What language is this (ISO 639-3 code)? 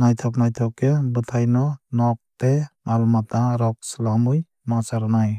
trp